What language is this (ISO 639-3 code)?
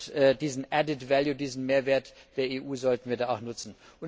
deu